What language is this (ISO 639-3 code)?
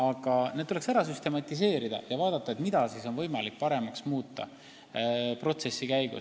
est